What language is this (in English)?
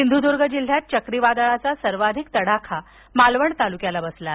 Marathi